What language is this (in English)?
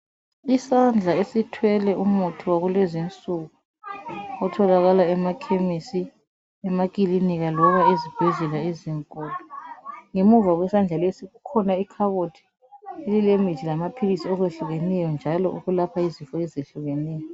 North Ndebele